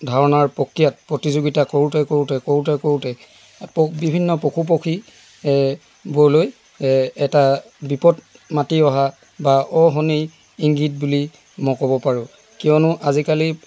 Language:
Assamese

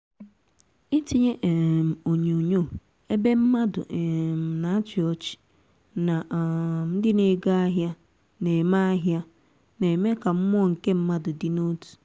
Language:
Igbo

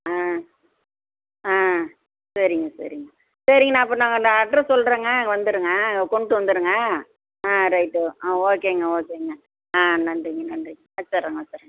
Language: Tamil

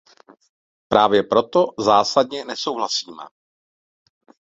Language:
Czech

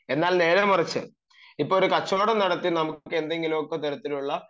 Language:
Malayalam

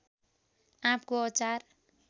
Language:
Nepali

